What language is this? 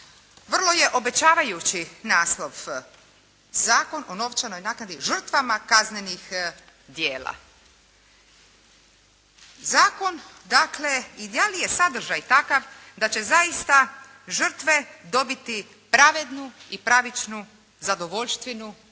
Croatian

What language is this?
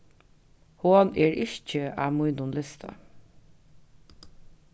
Faroese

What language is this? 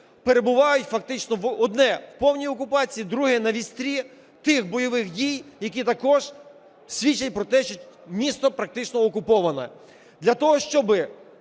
Ukrainian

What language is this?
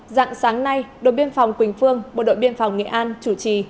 Vietnamese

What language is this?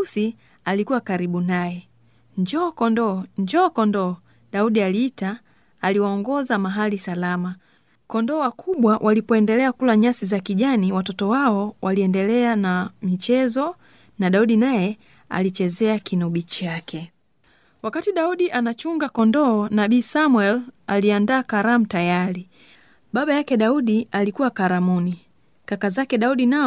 Swahili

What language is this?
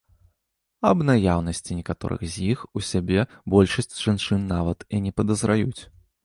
Belarusian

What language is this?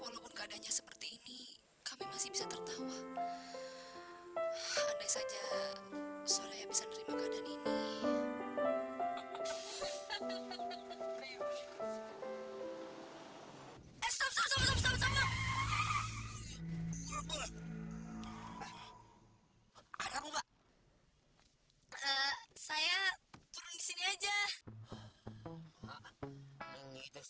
Indonesian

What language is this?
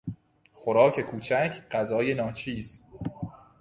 Persian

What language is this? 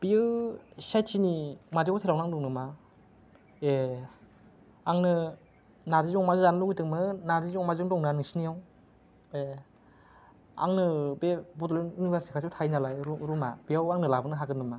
Bodo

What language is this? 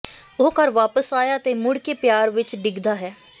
Punjabi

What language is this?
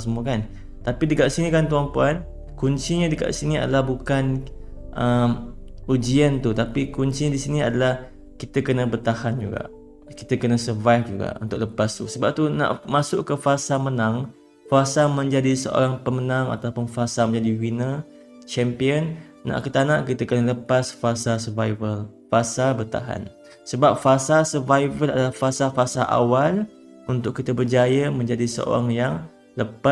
Malay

